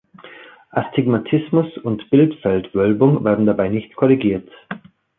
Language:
German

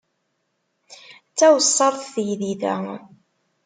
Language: Kabyle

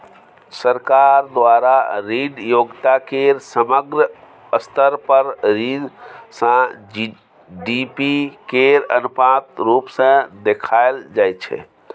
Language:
Maithili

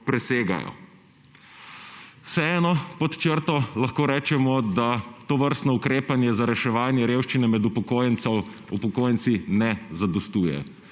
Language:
Slovenian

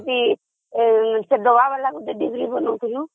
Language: Odia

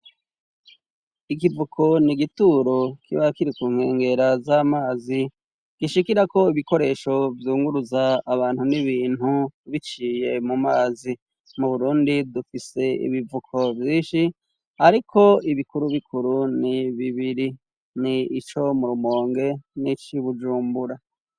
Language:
Rundi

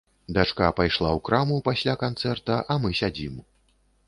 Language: Belarusian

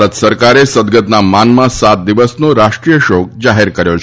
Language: Gujarati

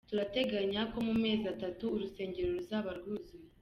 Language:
Kinyarwanda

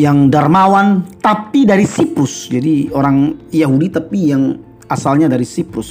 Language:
Indonesian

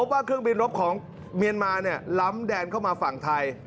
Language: Thai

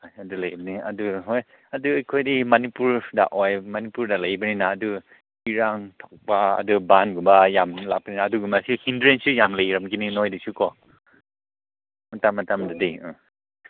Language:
Manipuri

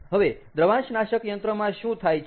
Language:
Gujarati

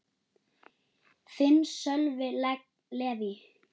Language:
Icelandic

